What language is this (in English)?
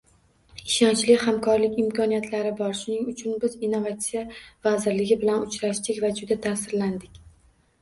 Uzbek